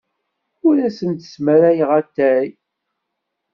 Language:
Kabyle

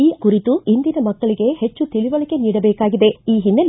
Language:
Kannada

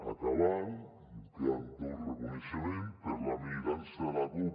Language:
Catalan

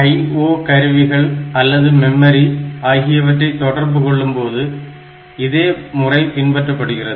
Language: Tamil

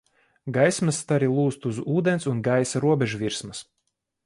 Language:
Latvian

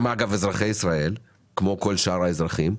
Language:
Hebrew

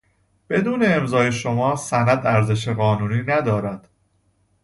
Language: Persian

